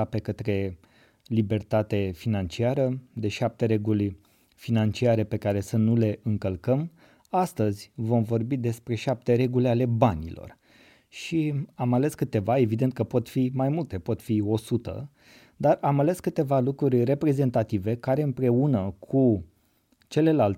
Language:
Romanian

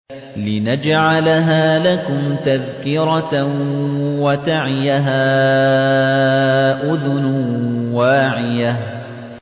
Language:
Arabic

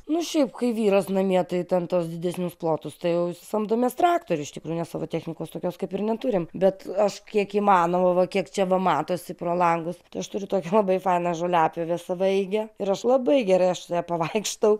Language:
Lithuanian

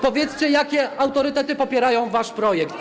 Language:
Polish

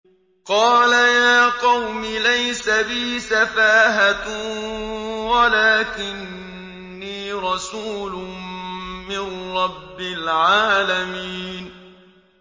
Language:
Arabic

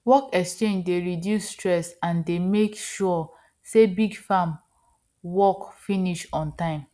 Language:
Nigerian Pidgin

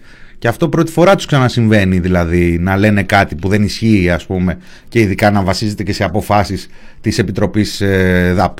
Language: Greek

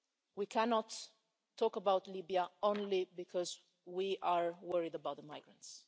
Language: English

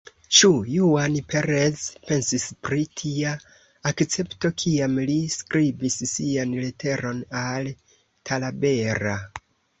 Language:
Esperanto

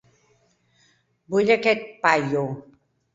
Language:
Catalan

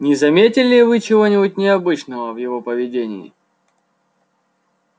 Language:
Russian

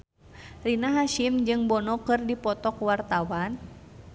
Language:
Sundanese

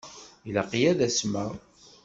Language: Kabyle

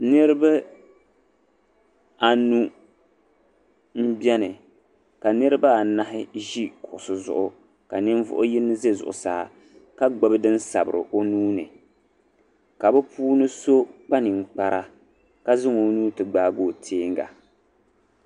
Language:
Dagbani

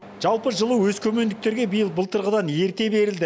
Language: Kazakh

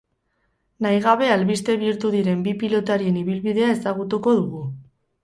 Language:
Basque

